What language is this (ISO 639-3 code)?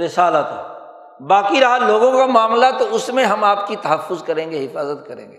urd